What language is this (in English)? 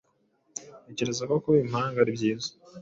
Kinyarwanda